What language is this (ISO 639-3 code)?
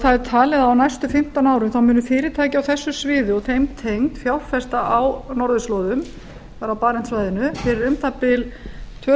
isl